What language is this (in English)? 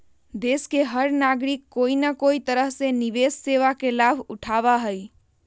Magahi